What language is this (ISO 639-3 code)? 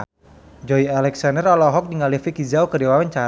sun